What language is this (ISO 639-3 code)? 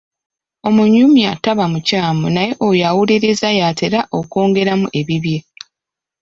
lug